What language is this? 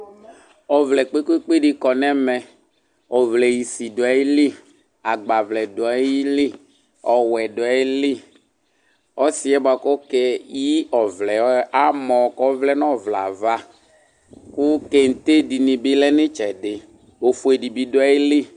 Ikposo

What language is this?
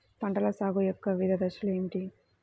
Telugu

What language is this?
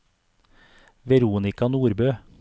Norwegian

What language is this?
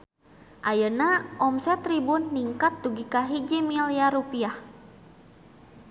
Sundanese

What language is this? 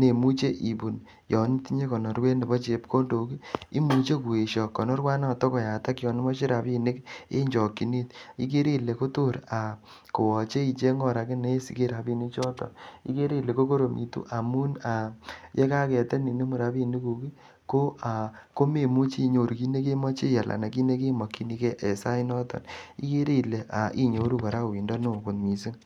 Kalenjin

